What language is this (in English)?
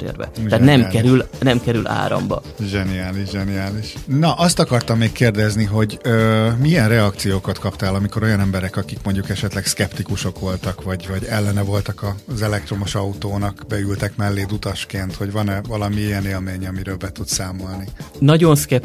Hungarian